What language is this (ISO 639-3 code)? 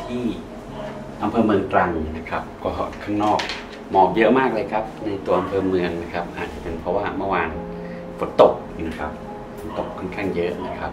tha